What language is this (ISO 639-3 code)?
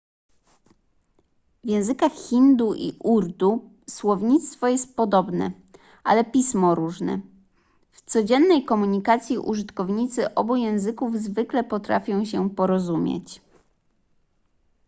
pol